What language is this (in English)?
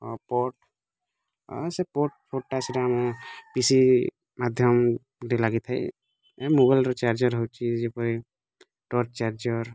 Odia